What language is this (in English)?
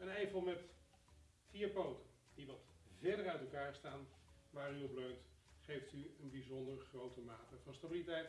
Dutch